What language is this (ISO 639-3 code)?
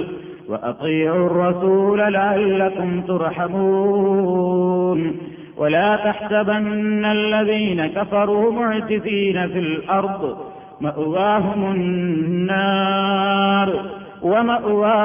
mal